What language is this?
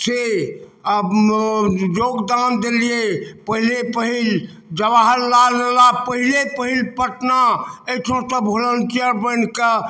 Maithili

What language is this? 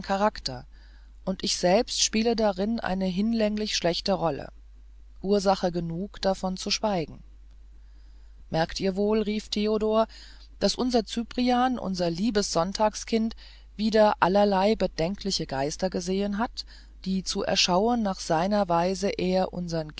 German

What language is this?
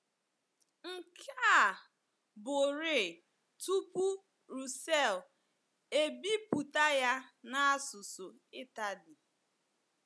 Igbo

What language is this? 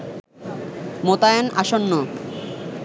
Bangla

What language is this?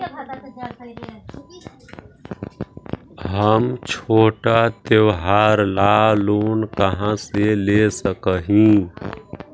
Magahi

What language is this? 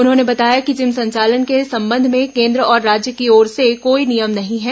Hindi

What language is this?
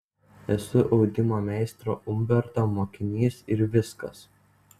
Lithuanian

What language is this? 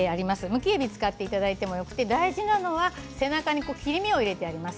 Japanese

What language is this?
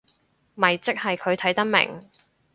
Cantonese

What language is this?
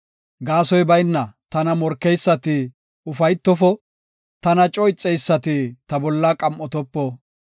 Gofa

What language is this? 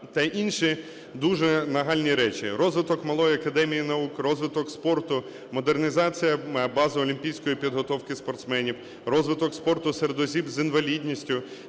Ukrainian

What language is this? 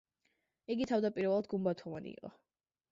Georgian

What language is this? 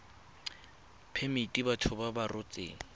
Tswana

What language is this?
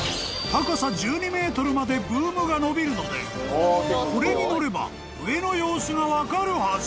Japanese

